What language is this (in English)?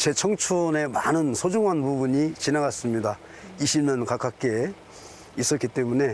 Korean